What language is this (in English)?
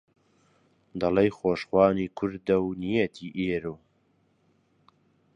Central Kurdish